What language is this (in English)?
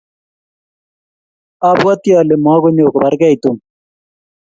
Kalenjin